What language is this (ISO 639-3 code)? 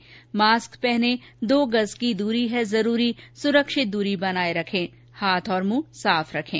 hin